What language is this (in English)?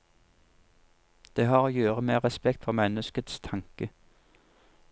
Norwegian